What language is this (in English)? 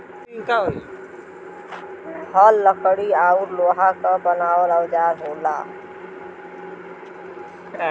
Bhojpuri